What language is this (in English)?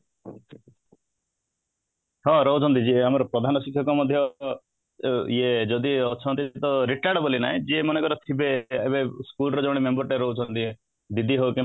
Odia